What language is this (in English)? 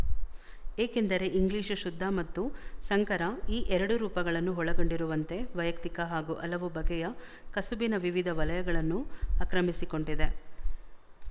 Kannada